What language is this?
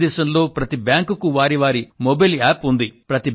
Telugu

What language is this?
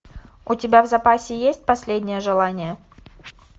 Russian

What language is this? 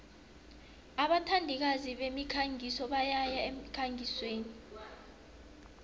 South Ndebele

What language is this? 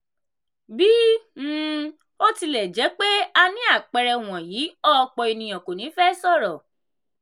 Yoruba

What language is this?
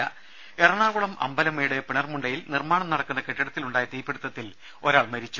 Malayalam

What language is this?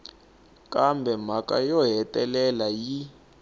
Tsonga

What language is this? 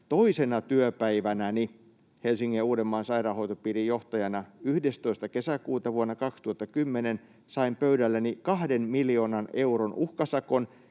Finnish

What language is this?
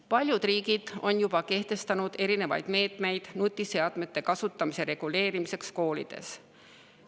Estonian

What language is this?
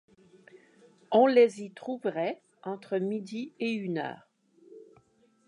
French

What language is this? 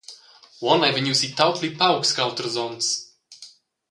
Romansh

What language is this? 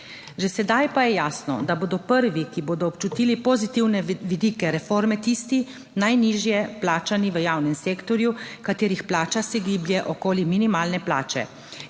Slovenian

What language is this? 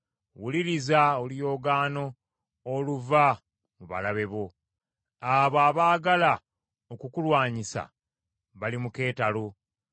Ganda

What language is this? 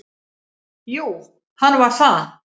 Icelandic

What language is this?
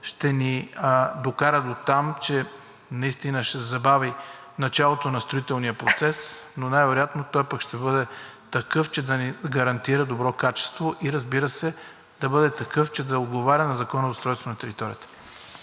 Bulgarian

